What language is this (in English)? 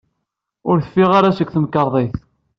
Kabyle